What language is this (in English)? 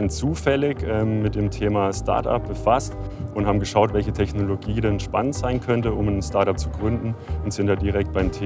German